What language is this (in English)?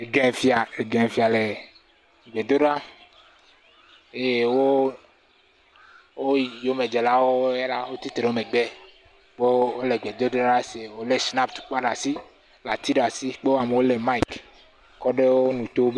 Ewe